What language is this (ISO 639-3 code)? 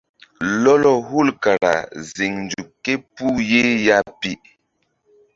mdd